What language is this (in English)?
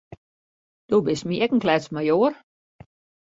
Western Frisian